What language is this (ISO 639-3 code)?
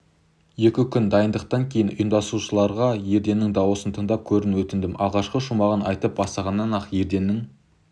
kaz